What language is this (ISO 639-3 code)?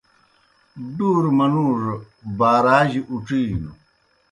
plk